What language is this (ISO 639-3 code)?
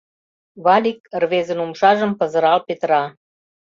chm